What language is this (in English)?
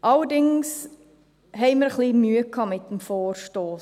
Swiss German